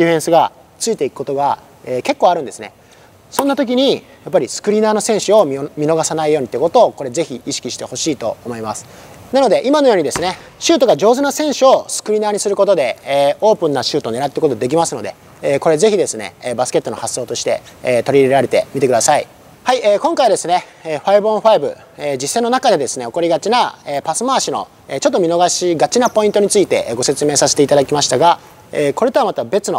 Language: Japanese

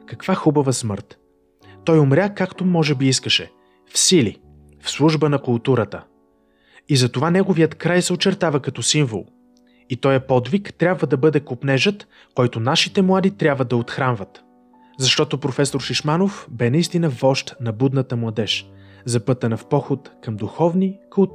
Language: Bulgarian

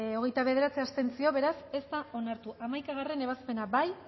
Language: Basque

